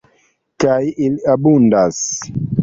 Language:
Esperanto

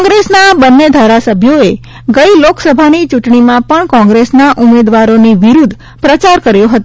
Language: Gujarati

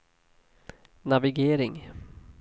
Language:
Swedish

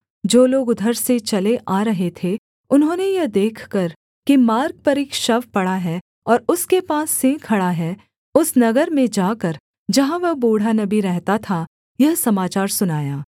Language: Hindi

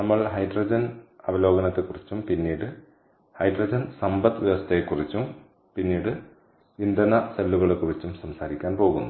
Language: Malayalam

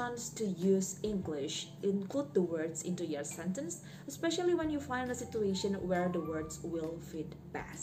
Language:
Indonesian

